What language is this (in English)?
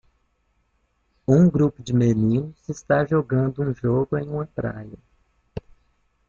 Portuguese